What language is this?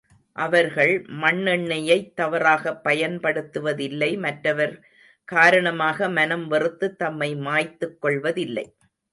Tamil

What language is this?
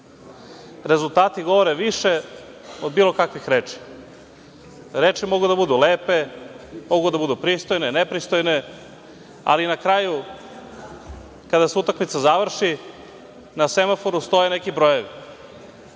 Serbian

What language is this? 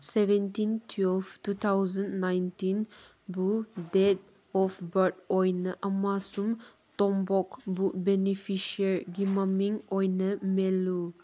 Manipuri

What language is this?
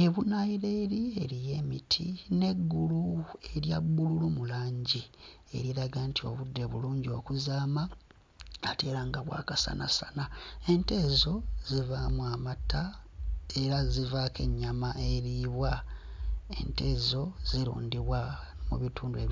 Ganda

